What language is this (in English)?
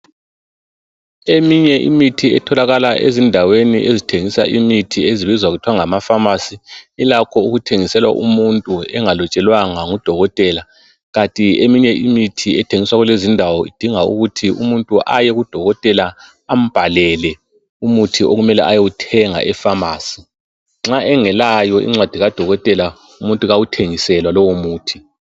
North Ndebele